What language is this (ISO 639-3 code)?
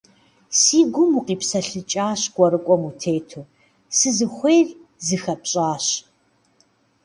kbd